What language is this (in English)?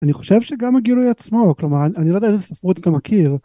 Hebrew